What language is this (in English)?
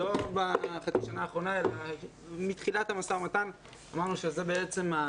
Hebrew